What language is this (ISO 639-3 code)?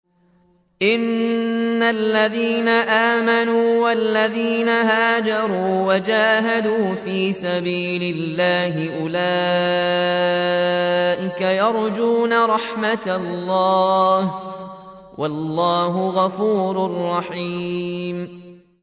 ara